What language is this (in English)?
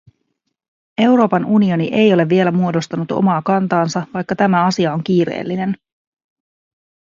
Finnish